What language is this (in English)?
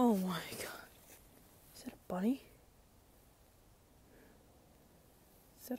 English